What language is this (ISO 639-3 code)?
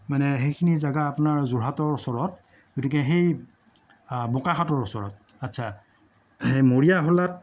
asm